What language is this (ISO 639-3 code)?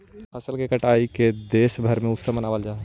mag